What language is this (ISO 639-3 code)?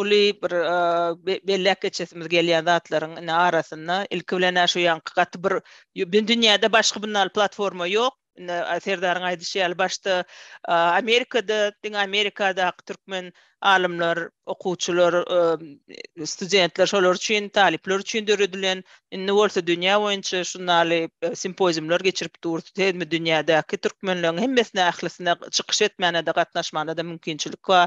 tur